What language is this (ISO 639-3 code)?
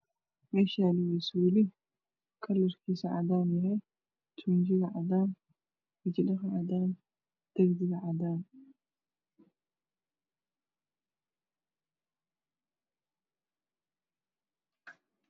som